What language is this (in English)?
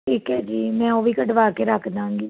Punjabi